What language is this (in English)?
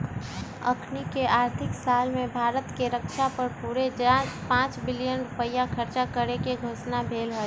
Magahi